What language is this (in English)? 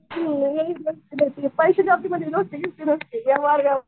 Marathi